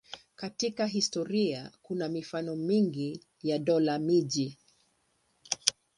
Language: Swahili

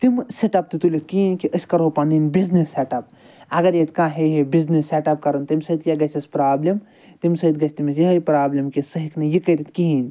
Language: Kashmiri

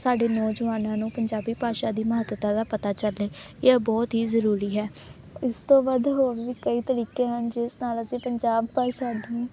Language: Punjabi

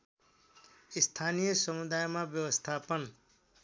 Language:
Nepali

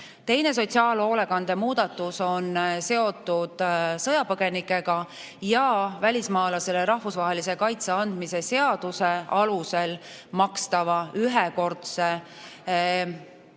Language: Estonian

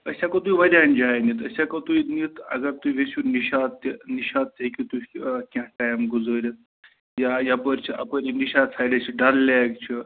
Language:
Kashmiri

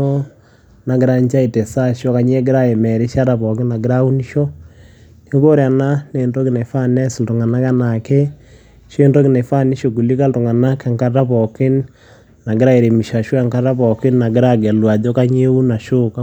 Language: Masai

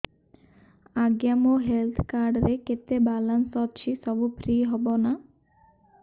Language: Odia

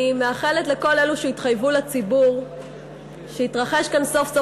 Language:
Hebrew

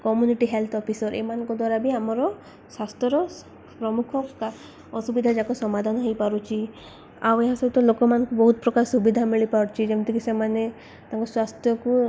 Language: Odia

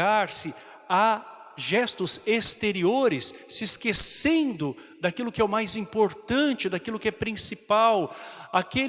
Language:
Portuguese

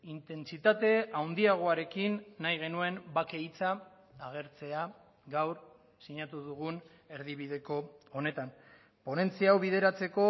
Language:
Basque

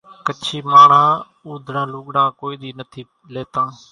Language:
Kachi Koli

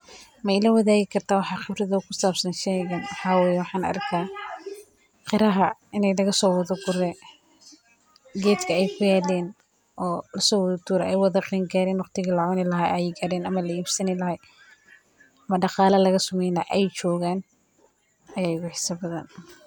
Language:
Somali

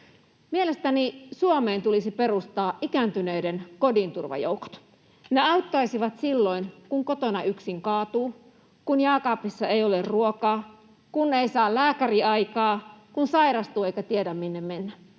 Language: Finnish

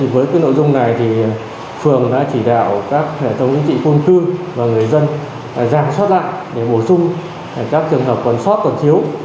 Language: Vietnamese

